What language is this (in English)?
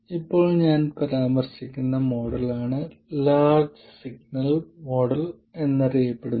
Malayalam